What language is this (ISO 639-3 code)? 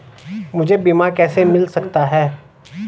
hin